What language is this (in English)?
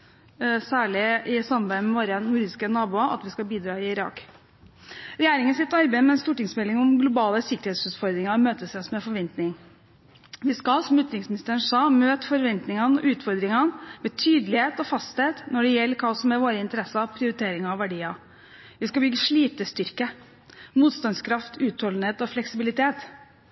Norwegian Bokmål